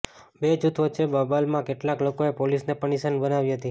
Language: Gujarati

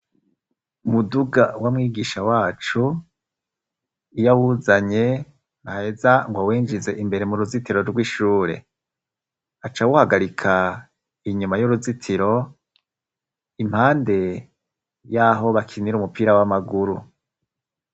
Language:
Rundi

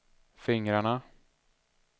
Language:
Swedish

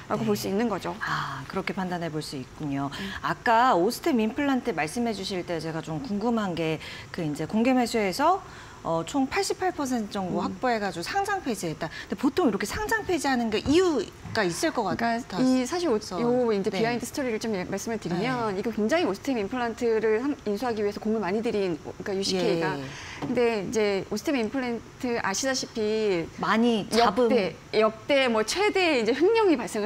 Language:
Korean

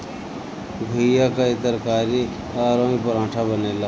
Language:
Bhojpuri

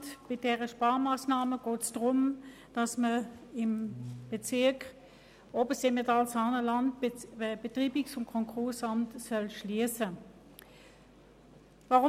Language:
Swiss German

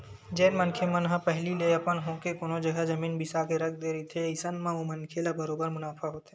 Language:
Chhattisgarhi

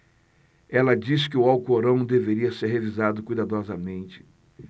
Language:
Portuguese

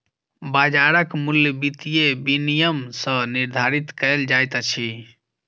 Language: Maithili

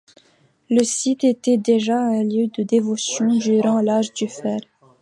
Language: French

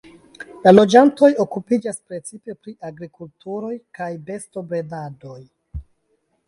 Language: Esperanto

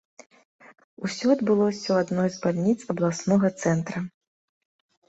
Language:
Belarusian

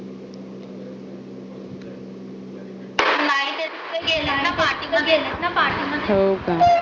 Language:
Marathi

